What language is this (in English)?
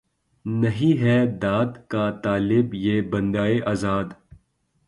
Urdu